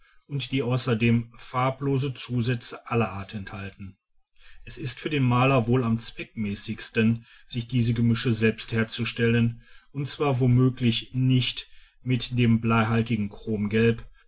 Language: German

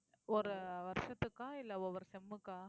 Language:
Tamil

